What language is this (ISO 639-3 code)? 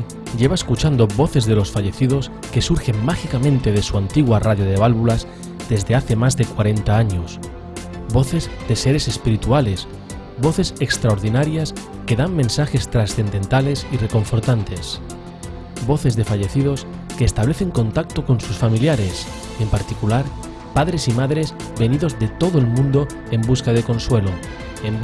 spa